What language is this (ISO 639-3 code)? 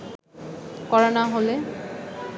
ben